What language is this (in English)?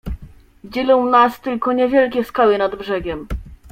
Polish